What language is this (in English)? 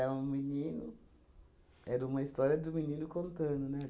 Portuguese